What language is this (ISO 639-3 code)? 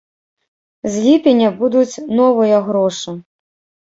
bel